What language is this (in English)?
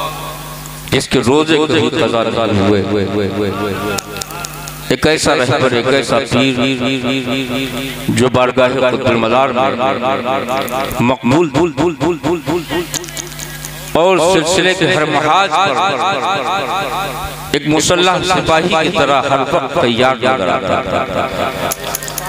Arabic